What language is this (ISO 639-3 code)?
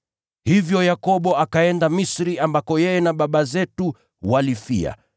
swa